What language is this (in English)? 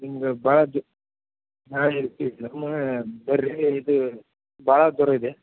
Kannada